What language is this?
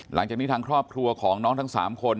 Thai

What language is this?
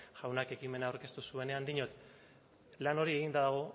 Basque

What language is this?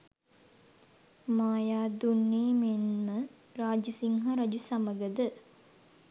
Sinhala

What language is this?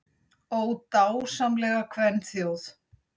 Icelandic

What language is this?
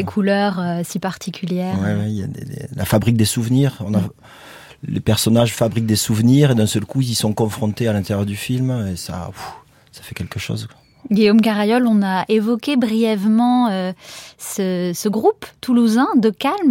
French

